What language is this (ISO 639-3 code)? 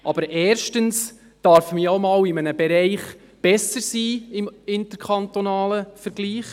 gsw